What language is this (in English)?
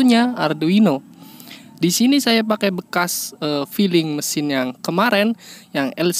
Indonesian